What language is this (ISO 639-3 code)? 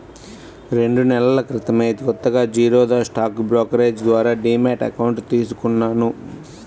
tel